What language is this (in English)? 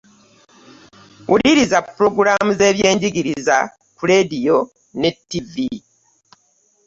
Ganda